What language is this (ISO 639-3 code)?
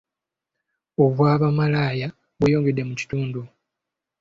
lug